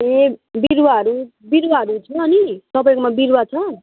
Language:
Nepali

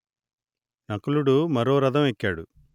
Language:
Telugu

